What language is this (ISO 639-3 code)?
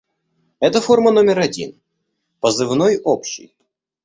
rus